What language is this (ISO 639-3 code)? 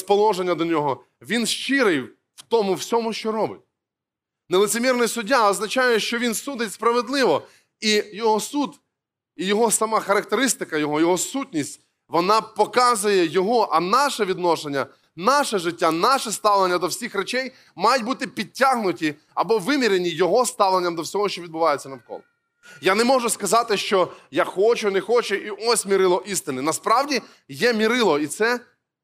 ukr